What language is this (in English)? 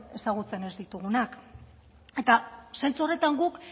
Basque